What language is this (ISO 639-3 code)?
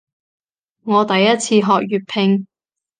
yue